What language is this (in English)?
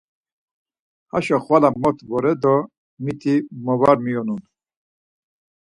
Laz